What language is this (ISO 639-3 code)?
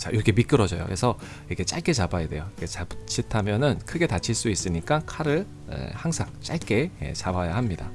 kor